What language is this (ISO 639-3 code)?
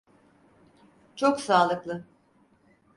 tur